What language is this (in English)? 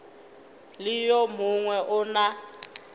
Northern Sotho